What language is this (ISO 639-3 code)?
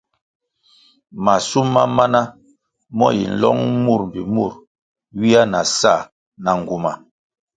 nmg